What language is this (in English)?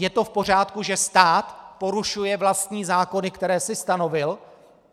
Czech